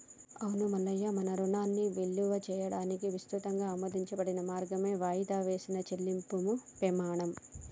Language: Telugu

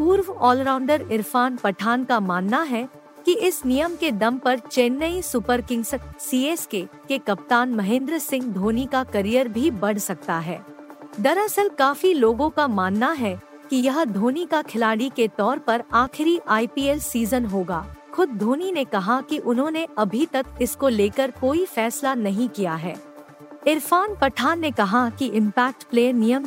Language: Hindi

